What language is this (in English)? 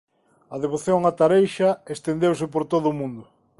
Galician